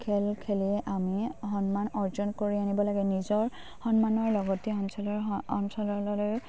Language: Assamese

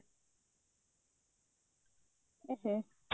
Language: Odia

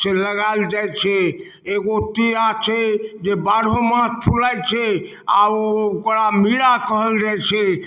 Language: Maithili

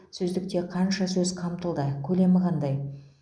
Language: Kazakh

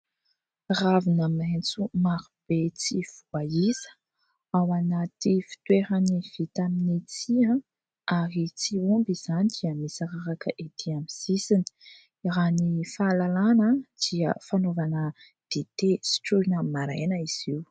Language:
Malagasy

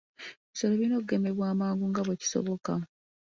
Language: Ganda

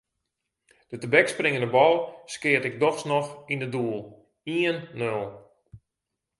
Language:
Western Frisian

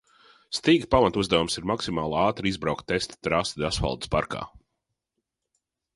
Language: Latvian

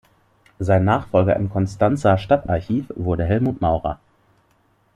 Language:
German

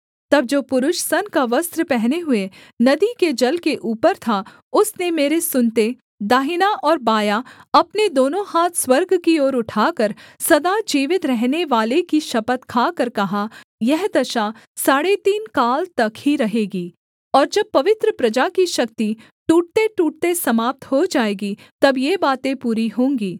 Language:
Hindi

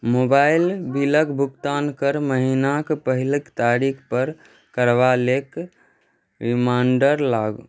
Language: Maithili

